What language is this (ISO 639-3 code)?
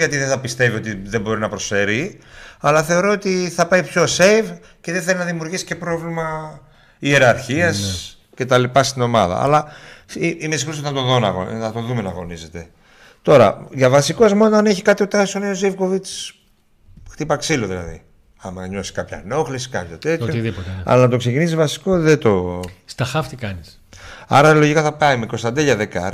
ell